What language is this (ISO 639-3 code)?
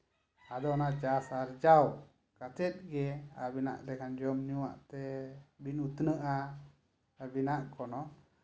sat